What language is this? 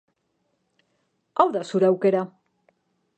Basque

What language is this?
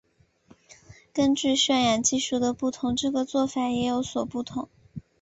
Chinese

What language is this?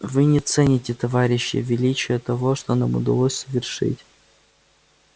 Russian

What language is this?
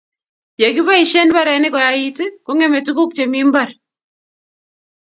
Kalenjin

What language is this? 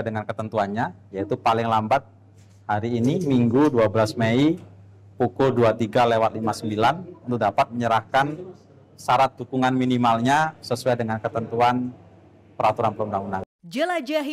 Indonesian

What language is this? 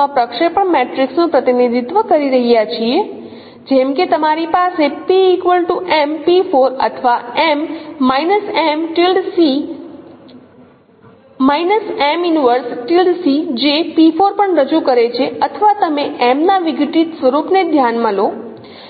Gujarati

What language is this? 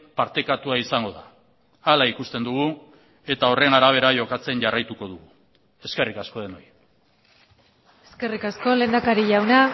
Basque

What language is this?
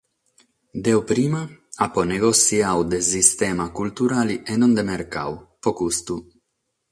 Sardinian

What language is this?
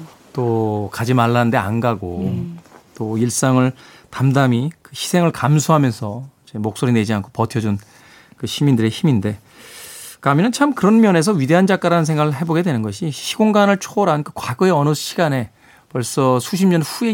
Korean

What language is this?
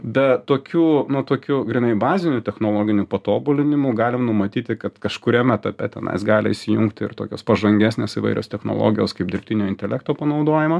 Lithuanian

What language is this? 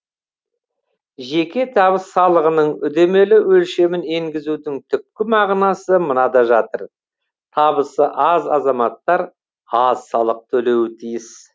Kazakh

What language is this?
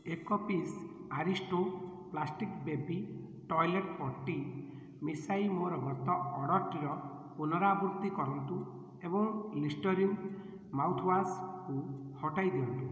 Odia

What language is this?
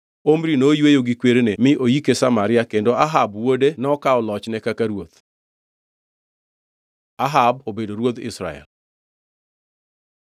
Luo (Kenya and Tanzania)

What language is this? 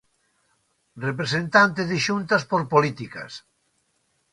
Galician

